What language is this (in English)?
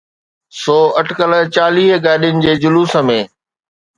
Sindhi